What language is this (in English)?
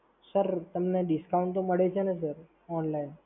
Gujarati